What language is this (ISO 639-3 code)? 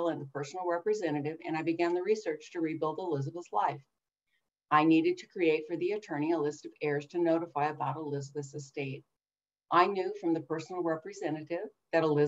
eng